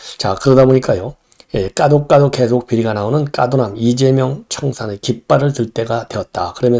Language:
Korean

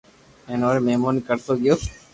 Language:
Loarki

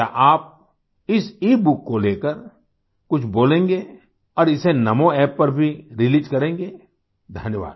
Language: Hindi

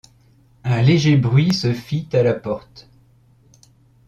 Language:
French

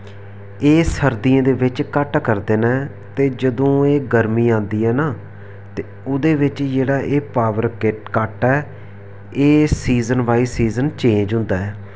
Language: Dogri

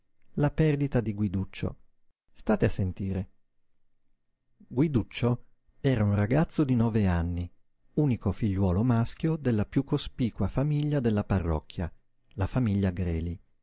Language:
Italian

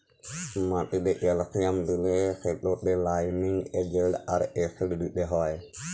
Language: Bangla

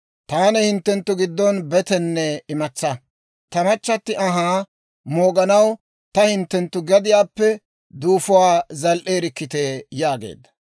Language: Dawro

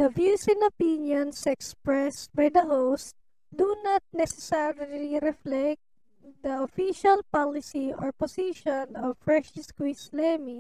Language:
Filipino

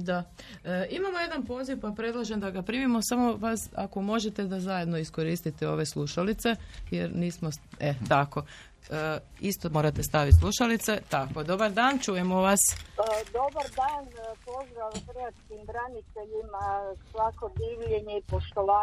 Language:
Croatian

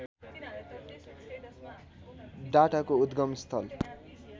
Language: Nepali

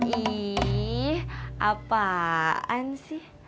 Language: Indonesian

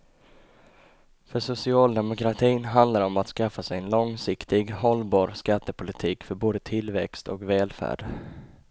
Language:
Swedish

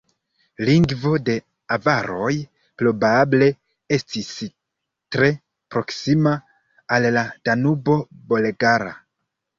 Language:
Esperanto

